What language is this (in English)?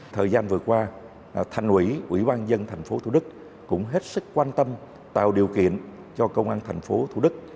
Vietnamese